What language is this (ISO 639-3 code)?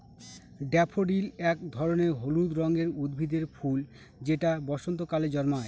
ben